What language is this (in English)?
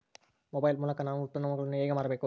Kannada